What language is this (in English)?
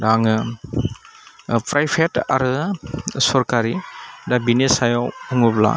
Bodo